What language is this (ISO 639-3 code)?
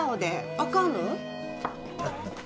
jpn